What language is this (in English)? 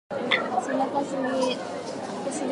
Japanese